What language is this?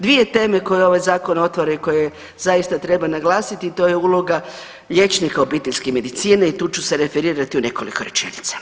Croatian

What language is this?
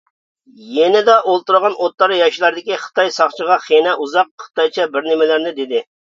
Uyghur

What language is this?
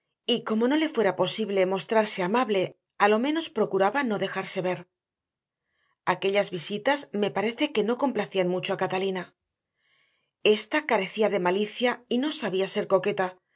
Spanish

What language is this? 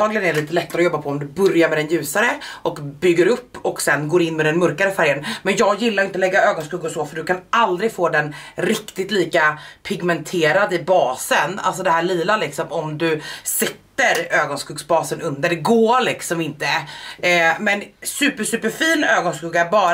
Swedish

